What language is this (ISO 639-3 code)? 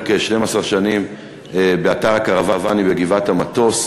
heb